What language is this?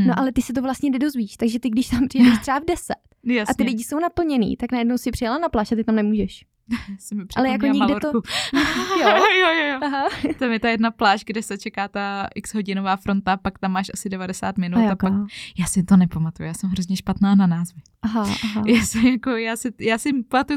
Czech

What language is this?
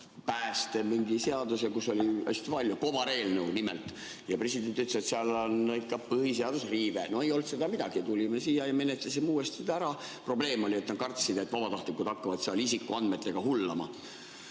Estonian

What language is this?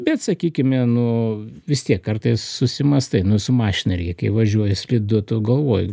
Lithuanian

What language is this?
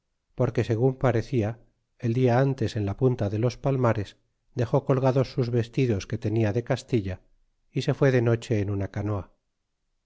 Spanish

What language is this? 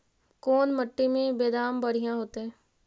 Magahi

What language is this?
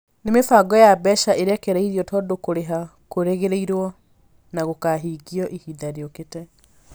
Kikuyu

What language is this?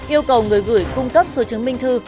Vietnamese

